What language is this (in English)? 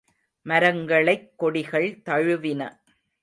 Tamil